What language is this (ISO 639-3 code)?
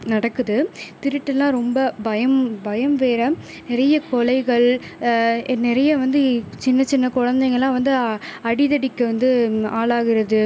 tam